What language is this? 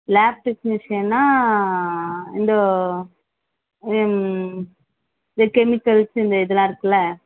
Tamil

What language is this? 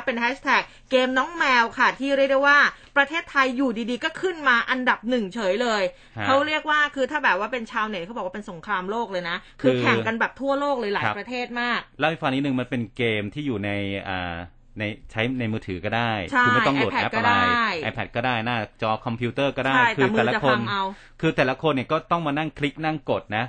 Thai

